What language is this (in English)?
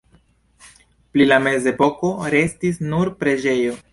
Esperanto